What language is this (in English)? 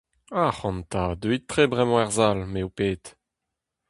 Breton